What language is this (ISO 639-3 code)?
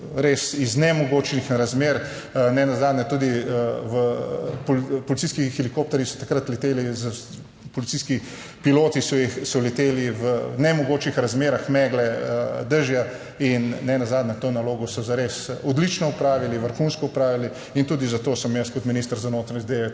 slv